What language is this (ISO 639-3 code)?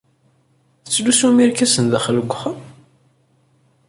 kab